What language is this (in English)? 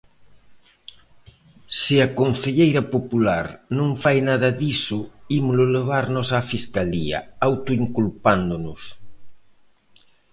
Galician